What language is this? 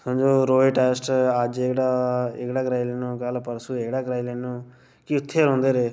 Dogri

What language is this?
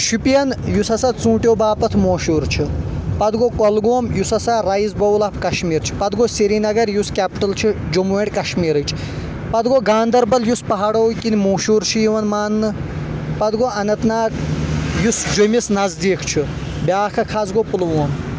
Kashmiri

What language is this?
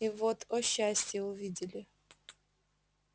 Russian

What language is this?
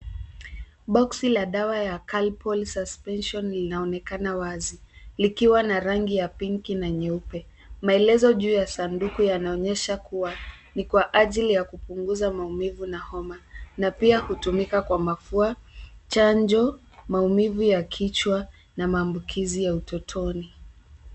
Swahili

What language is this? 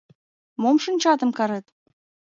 Mari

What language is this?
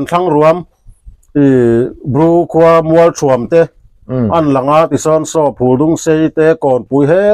Thai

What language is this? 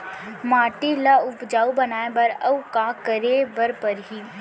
Chhattisgarhi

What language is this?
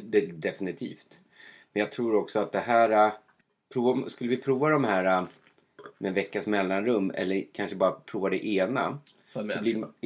Swedish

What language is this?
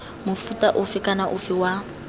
Tswana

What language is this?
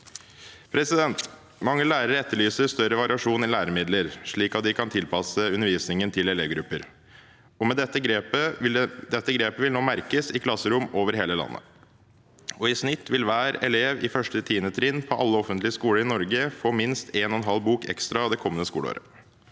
Norwegian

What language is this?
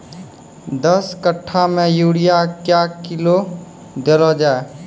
Maithili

